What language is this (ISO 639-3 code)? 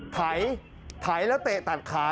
tha